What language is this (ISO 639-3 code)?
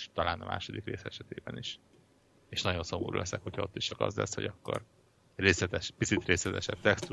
hun